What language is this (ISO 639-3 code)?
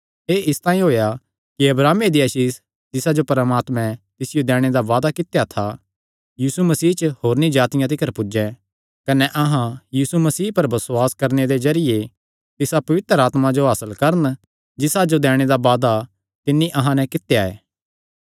xnr